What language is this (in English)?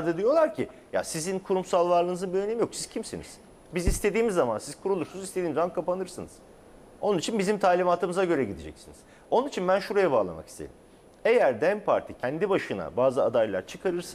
Turkish